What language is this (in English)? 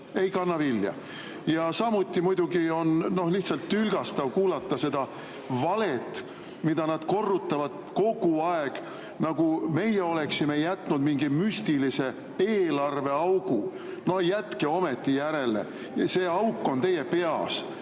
Estonian